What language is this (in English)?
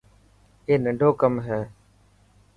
Dhatki